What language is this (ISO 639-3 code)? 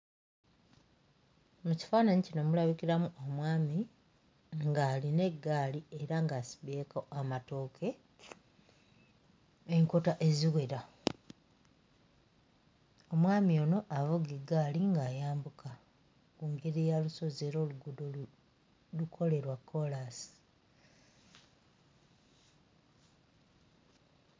lug